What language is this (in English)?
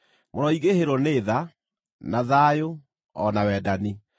Kikuyu